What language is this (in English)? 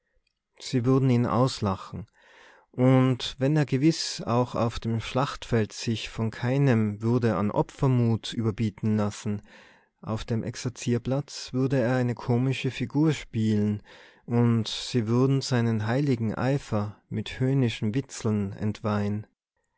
German